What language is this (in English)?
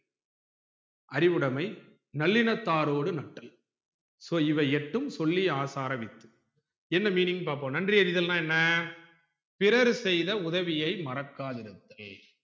Tamil